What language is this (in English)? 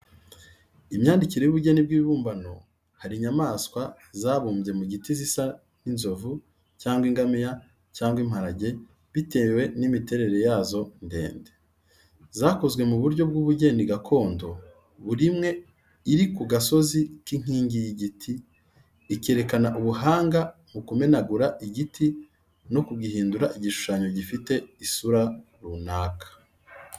Kinyarwanda